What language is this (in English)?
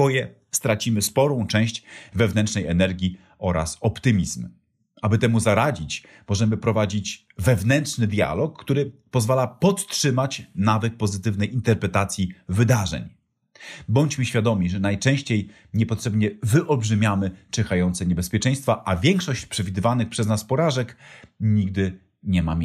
Polish